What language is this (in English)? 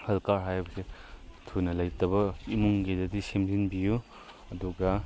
Manipuri